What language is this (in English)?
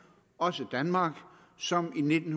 Danish